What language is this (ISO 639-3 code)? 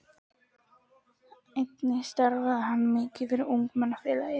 isl